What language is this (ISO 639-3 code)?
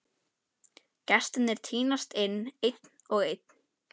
isl